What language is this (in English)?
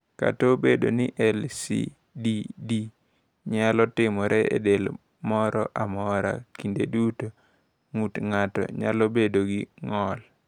Luo (Kenya and Tanzania)